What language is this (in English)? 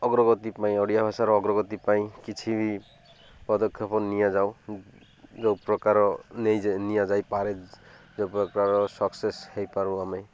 Odia